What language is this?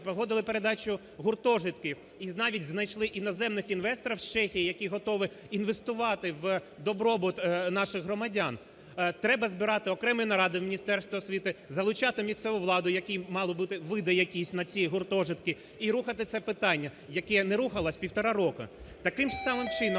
Ukrainian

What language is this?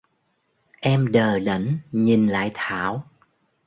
Vietnamese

